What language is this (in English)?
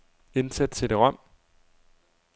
Danish